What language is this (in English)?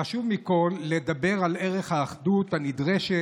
Hebrew